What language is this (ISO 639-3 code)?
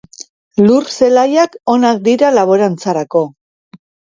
eus